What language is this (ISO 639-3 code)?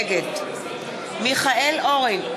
heb